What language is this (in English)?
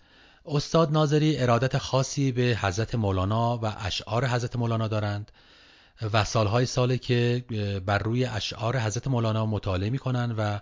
Persian